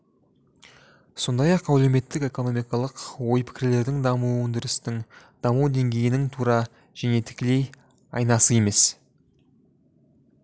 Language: Kazakh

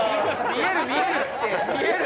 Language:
Japanese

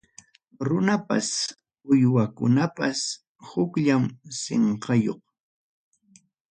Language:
Ayacucho Quechua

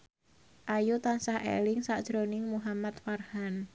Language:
Javanese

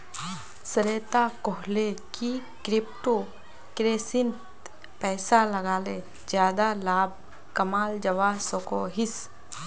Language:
Magahi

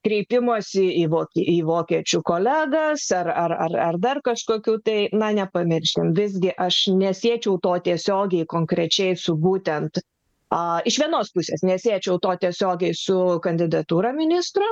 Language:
Lithuanian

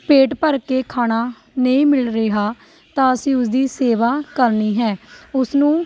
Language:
Punjabi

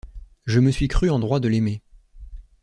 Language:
French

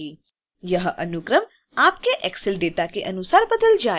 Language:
Hindi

